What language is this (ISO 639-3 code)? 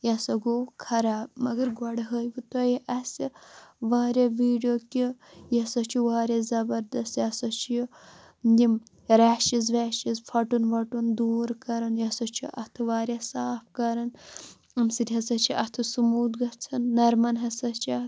kas